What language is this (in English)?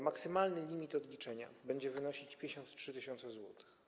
Polish